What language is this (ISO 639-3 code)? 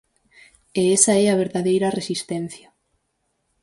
glg